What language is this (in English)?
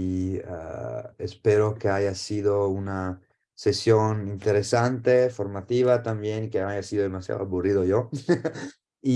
Spanish